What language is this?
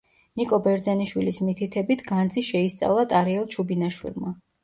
Georgian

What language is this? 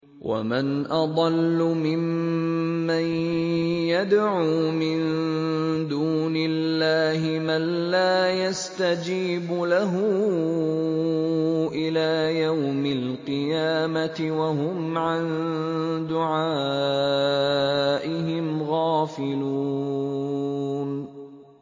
Arabic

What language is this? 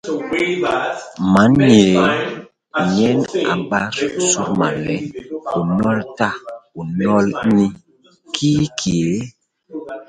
Basaa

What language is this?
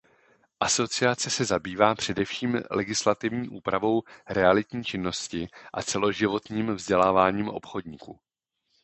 Czech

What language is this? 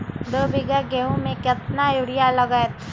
Magahi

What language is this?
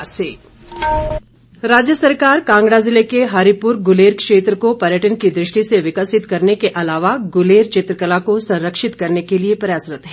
Hindi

